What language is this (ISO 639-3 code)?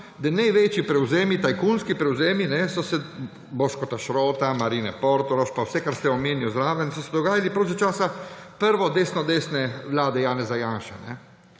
slv